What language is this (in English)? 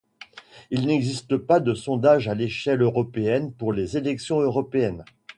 French